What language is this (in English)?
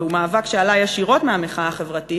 Hebrew